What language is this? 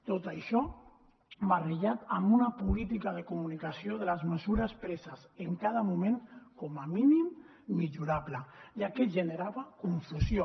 Catalan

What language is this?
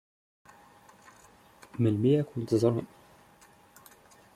Kabyle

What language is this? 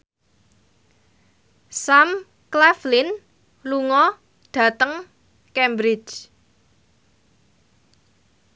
Javanese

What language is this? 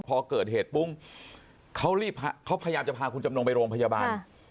Thai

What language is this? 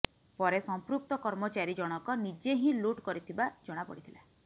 Odia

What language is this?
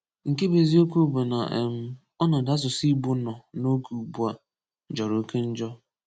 Igbo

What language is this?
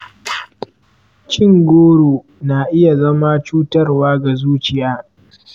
Hausa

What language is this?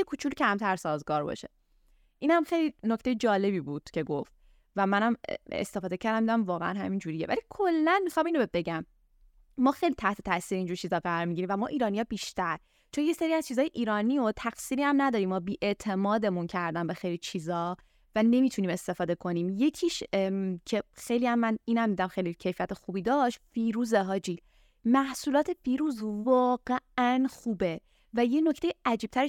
Persian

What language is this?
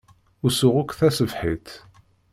Kabyle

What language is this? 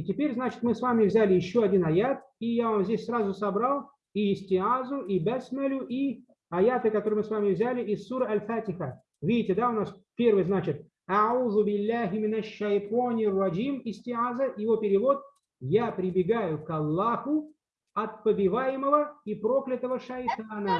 Russian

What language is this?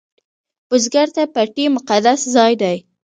Pashto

